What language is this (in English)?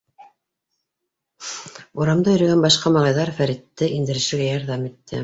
Bashkir